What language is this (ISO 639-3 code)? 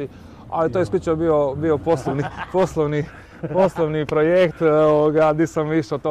hrv